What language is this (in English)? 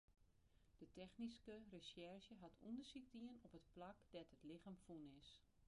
Western Frisian